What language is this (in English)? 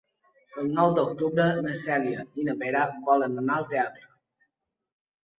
Catalan